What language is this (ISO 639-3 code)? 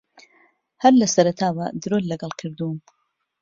ckb